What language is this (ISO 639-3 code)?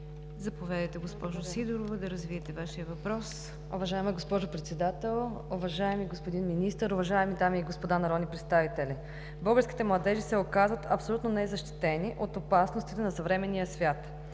bul